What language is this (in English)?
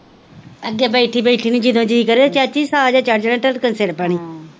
Punjabi